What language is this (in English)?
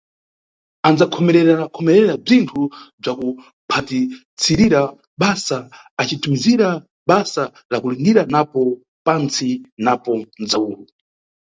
Nyungwe